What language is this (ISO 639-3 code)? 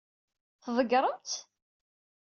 kab